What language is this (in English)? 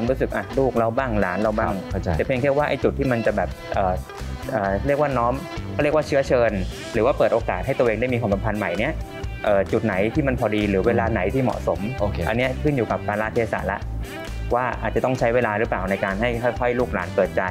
Thai